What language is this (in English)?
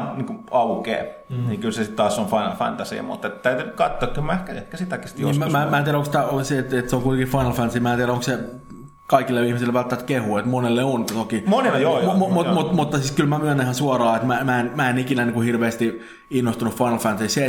Finnish